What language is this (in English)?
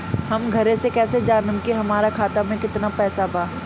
Bhojpuri